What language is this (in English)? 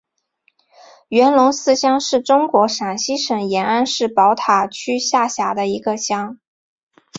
Chinese